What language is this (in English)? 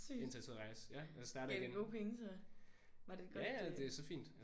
Danish